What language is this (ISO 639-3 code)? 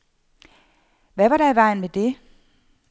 dan